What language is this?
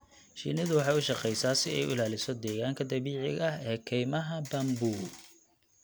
Somali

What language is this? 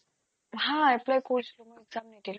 Assamese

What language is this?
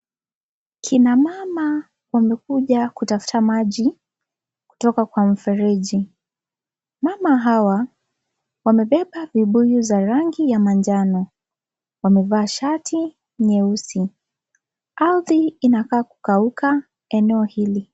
Swahili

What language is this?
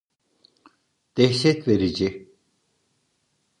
Turkish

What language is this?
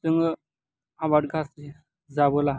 Bodo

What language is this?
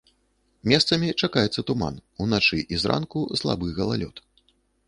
Belarusian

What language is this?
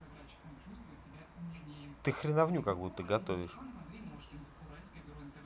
Russian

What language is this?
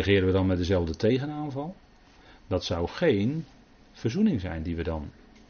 Dutch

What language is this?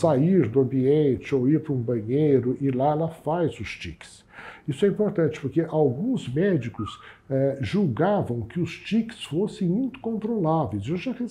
Portuguese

